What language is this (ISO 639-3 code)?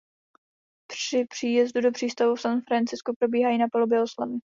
ces